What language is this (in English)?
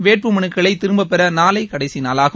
Tamil